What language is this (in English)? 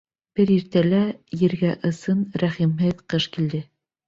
Bashkir